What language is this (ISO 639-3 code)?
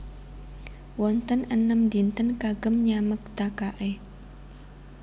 jav